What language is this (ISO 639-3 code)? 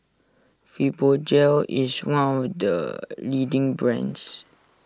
eng